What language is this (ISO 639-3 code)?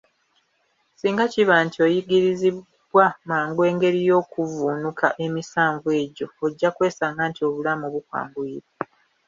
lug